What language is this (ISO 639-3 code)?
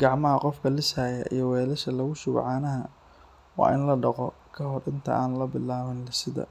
som